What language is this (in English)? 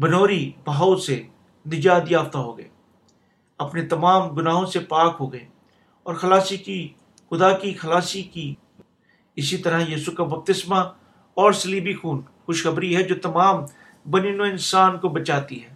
Urdu